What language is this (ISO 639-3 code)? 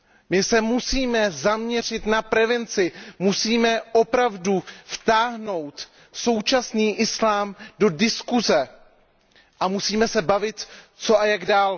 ces